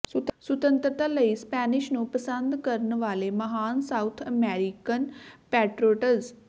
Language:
Punjabi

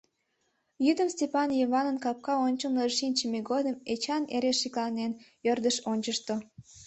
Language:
Mari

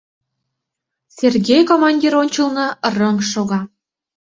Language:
Mari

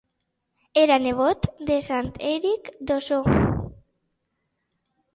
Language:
Catalan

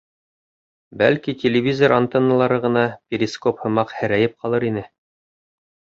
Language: Bashkir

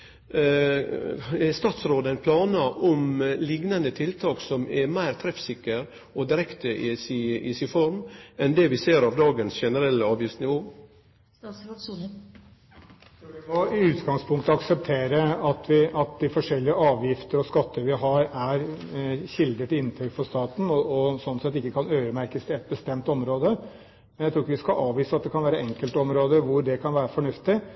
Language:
Norwegian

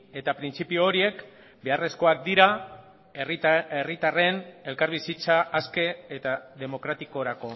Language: Basque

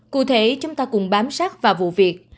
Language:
Vietnamese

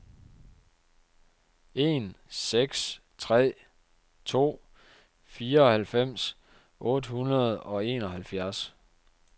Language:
Danish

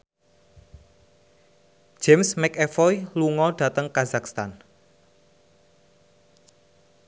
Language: Javanese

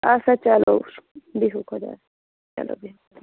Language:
Kashmiri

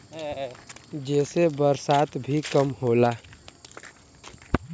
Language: Bhojpuri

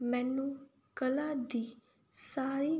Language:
Punjabi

